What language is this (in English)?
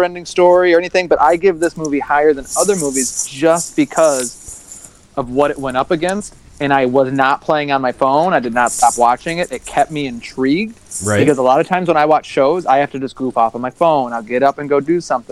English